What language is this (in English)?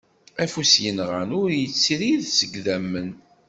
Kabyle